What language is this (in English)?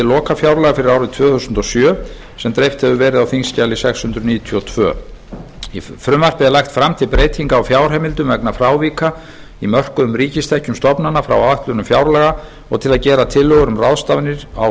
Icelandic